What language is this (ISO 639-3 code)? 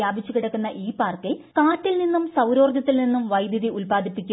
mal